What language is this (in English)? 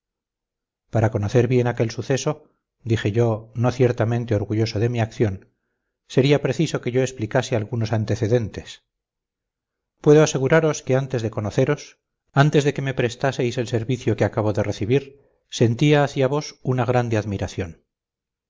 Spanish